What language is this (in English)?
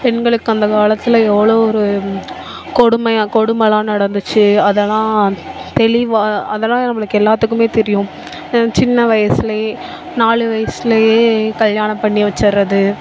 Tamil